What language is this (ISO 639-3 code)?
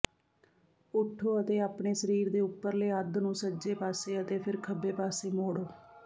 pan